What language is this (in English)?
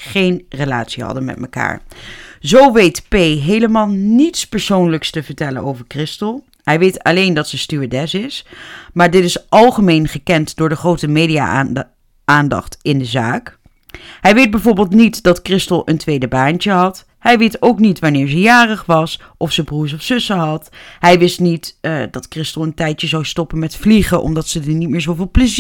Dutch